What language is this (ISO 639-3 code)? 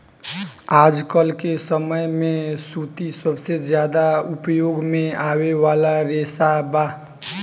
bho